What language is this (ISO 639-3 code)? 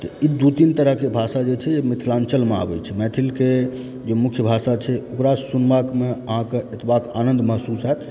mai